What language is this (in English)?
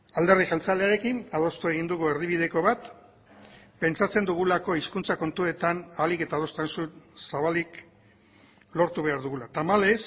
Basque